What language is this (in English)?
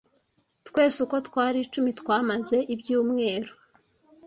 Kinyarwanda